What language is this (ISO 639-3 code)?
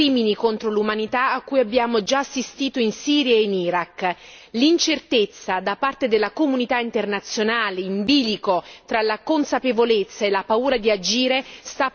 ita